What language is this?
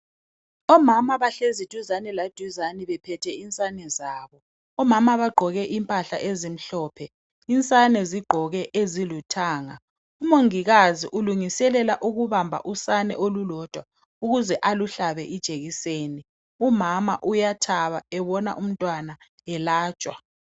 North Ndebele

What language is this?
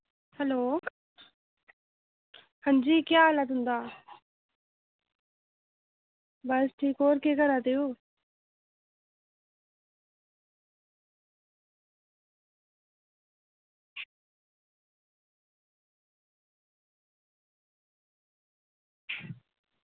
Dogri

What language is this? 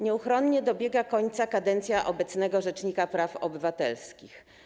Polish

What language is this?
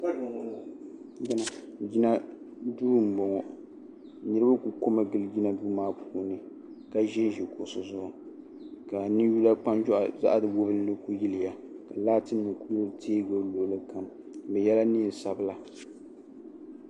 Dagbani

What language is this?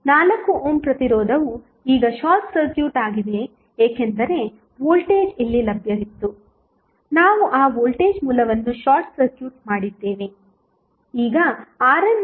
Kannada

